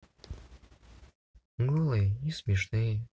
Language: Russian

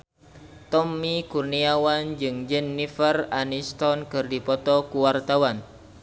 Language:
Sundanese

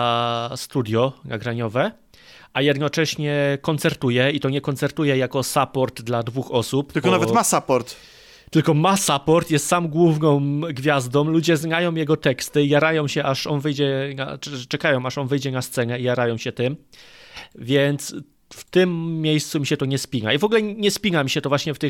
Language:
Polish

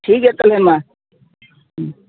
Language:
Santali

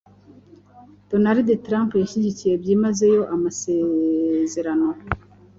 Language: Kinyarwanda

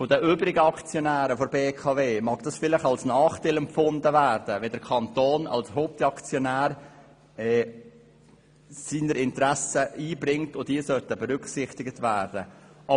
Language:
Swiss German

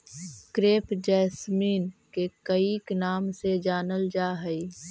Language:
Magahi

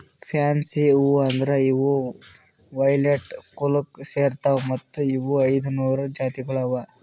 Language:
Kannada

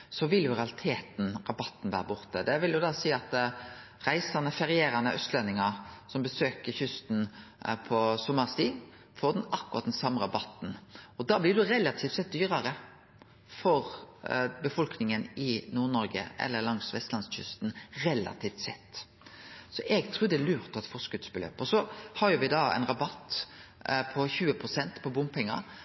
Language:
Norwegian Nynorsk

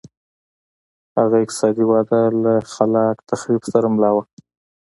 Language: Pashto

